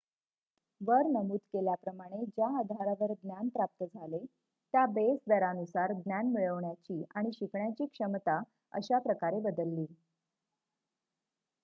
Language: Marathi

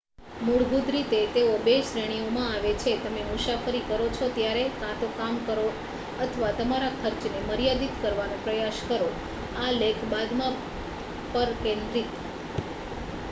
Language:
Gujarati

